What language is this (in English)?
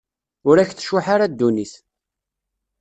Kabyle